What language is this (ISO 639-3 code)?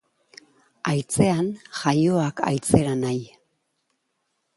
eus